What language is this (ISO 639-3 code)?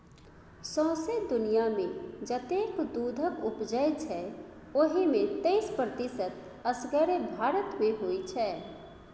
mai